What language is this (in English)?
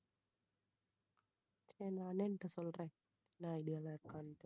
Tamil